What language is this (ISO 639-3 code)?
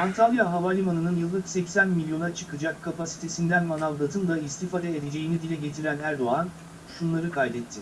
tur